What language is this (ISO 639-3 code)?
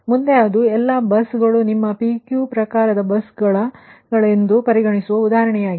kan